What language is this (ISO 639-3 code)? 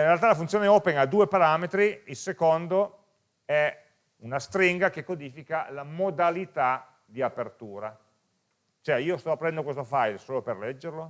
ita